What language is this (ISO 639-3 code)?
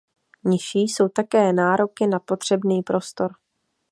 ces